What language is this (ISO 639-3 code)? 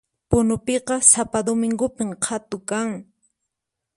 qxp